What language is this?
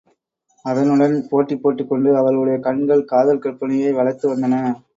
Tamil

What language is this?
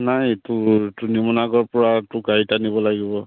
Assamese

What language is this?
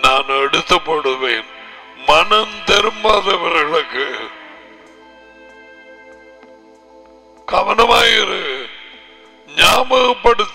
Tamil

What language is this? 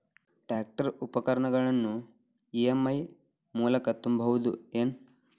Kannada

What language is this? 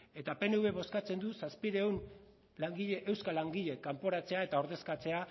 Basque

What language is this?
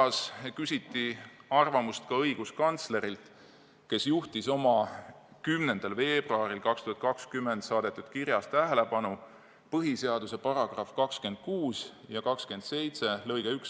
Estonian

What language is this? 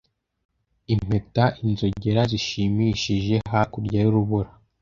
Kinyarwanda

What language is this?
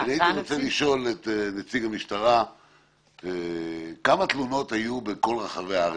Hebrew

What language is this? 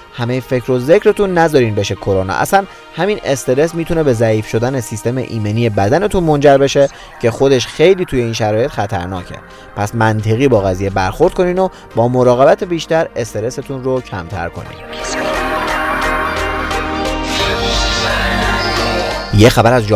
Persian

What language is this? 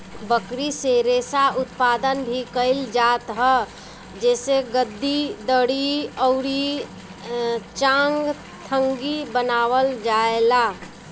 Bhojpuri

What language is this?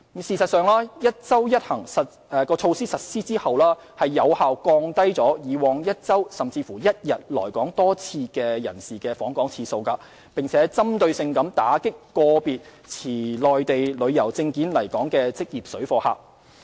Cantonese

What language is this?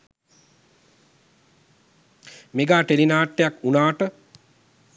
Sinhala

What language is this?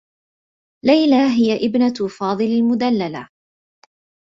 Arabic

